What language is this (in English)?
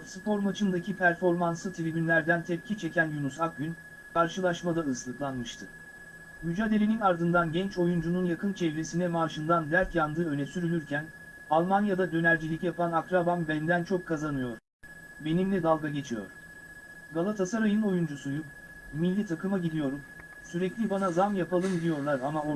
Turkish